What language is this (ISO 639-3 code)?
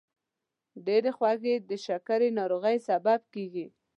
pus